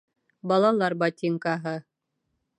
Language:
Bashkir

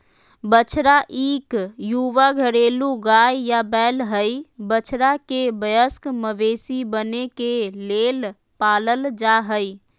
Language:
Magahi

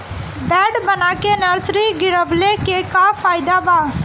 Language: Bhojpuri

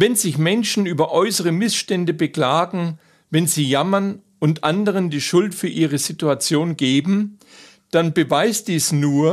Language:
German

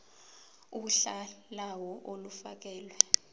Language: Zulu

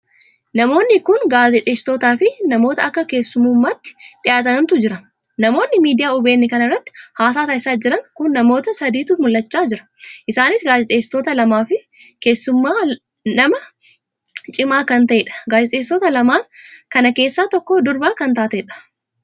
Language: Oromo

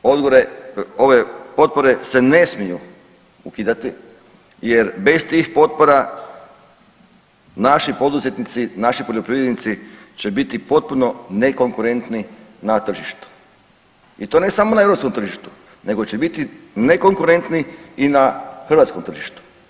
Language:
Croatian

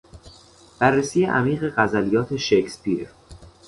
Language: Persian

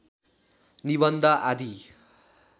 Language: Nepali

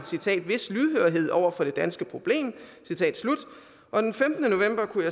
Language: Danish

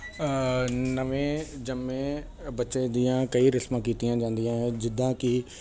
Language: Punjabi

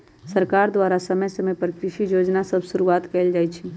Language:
Magahi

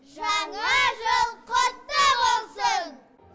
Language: Kazakh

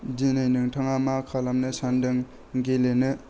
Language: Bodo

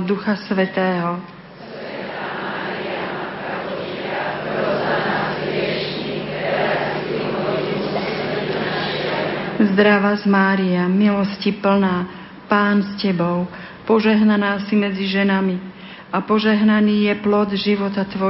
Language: Slovak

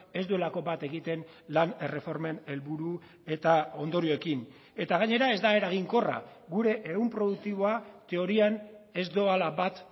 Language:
Basque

